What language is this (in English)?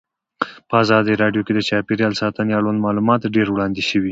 Pashto